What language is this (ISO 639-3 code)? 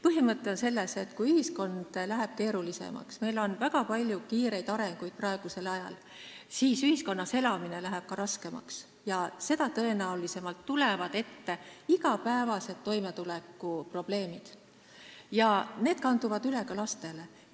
est